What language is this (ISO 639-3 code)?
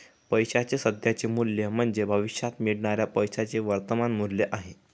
mar